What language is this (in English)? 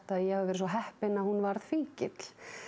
Icelandic